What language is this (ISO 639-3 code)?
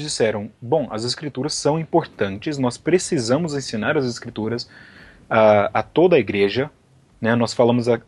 por